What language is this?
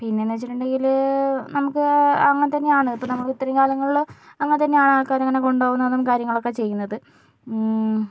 Malayalam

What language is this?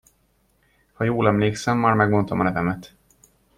Hungarian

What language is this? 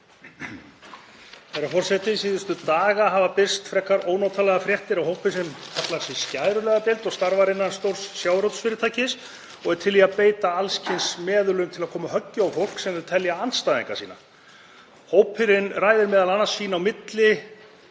Icelandic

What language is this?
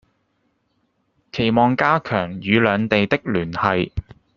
Cantonese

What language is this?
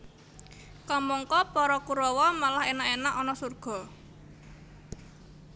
Javanese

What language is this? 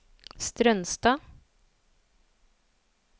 Norwegian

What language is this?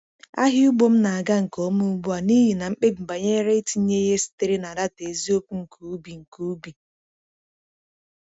Igbo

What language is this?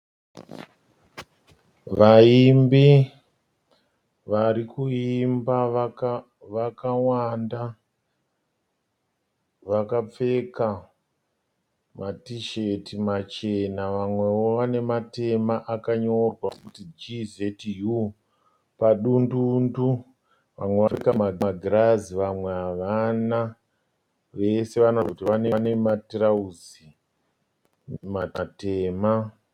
Shona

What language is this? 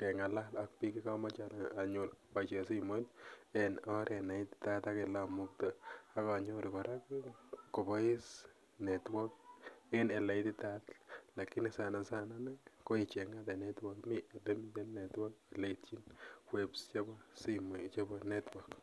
Kalenjin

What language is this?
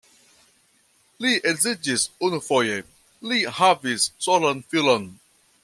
Esperanto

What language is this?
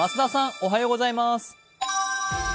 Japanese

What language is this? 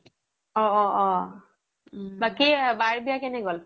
Assamese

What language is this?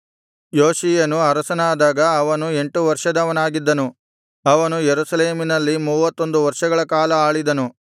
Kannada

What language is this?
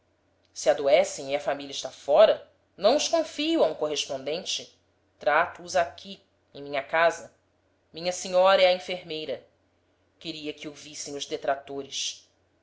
Portuguese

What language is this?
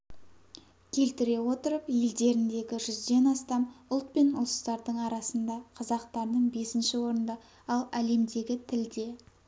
Kazakh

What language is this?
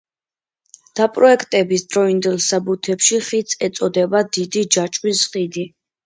Georgian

